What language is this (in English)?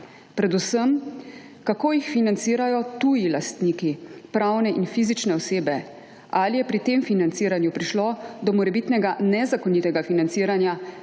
Slovenian